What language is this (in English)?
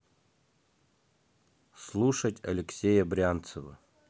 Russian